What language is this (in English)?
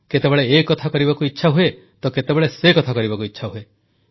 Odia